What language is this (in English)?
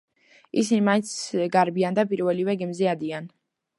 Georgian